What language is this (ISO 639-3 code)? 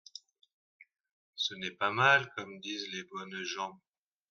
fra